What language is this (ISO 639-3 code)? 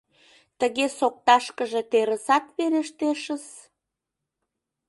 chm